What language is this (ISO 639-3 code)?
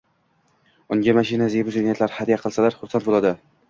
uzb